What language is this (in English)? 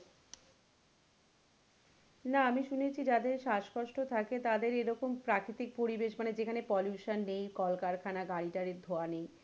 Bangla